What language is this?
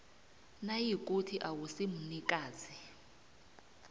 South Ndebele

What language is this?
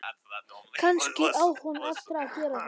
Icelandic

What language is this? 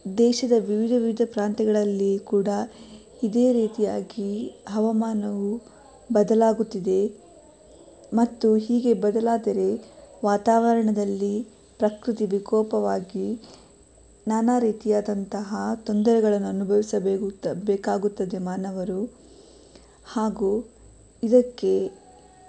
Kannada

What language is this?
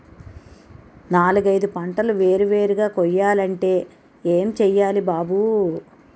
Telugu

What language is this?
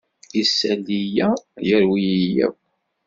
Kabyle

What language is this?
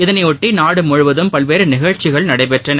Tamil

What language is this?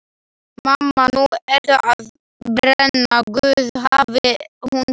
Icelandic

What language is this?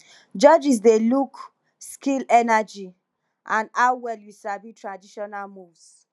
Nigerian Pidgin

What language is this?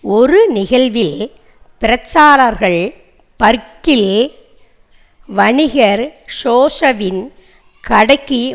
Tamil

